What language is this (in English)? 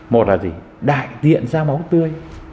Vietnamese